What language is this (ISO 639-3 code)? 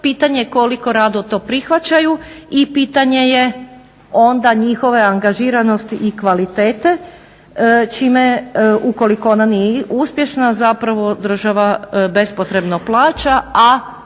hrv